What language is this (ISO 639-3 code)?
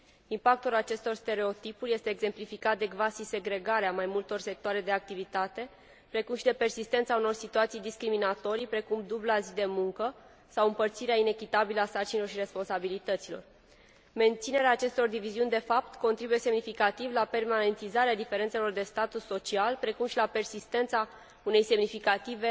ron